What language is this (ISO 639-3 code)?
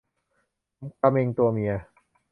tha